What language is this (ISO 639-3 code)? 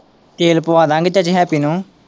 pan